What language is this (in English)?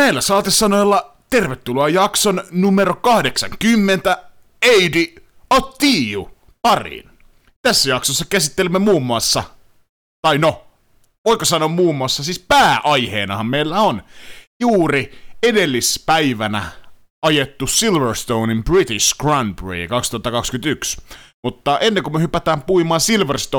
Finnish